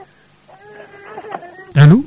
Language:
Fula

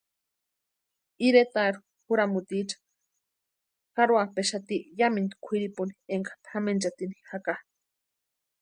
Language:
Western Highland Purepecha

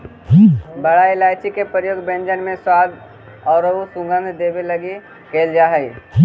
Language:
Magahi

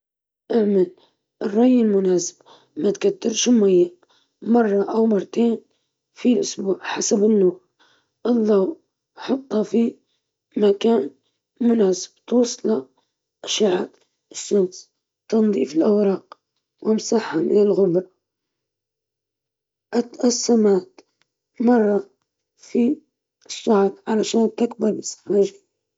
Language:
Libyan Arabic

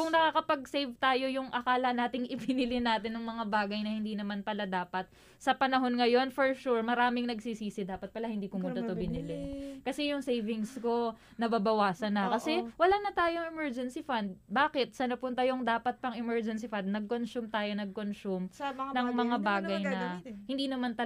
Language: Filipino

